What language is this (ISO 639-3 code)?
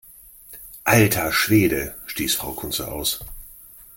deu